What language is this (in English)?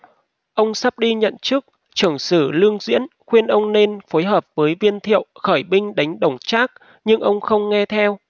Vietnamese